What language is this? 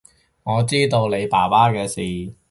Cantonese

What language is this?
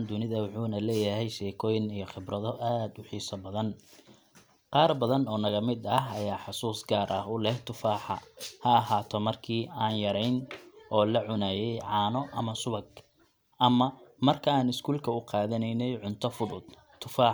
Somali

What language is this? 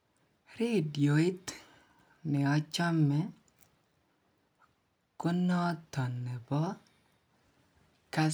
Kalenjin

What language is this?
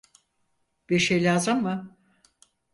Turkish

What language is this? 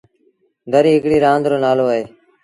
Sindhi Bhil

